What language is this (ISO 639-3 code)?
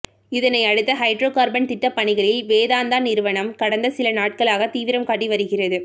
tam